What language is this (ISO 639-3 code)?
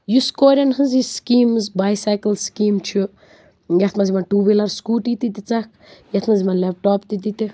kas